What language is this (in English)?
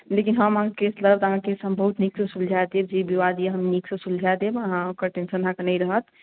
Maithili